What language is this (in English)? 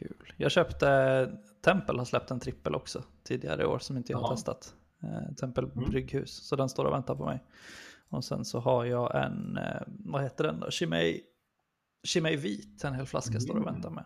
Swedish